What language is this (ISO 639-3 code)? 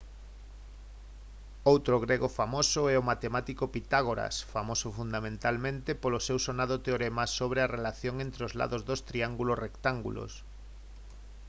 glg